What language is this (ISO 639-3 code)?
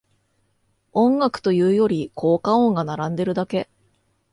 jpn